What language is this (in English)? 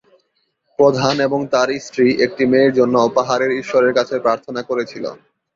Bangla